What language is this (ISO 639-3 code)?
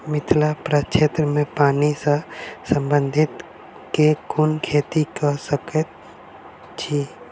mai